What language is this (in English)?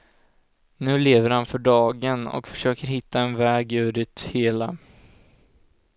Swedish